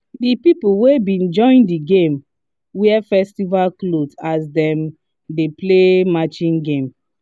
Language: Nigerian Pidgin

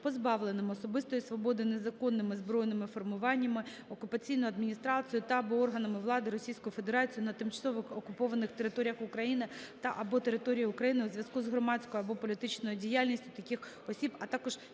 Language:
Ukrainian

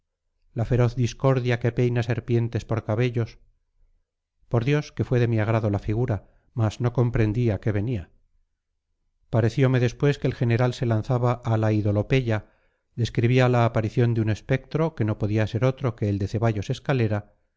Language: Spanish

